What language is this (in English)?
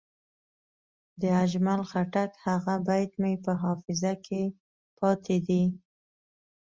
Pashto